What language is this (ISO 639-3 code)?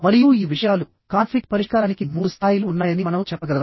tel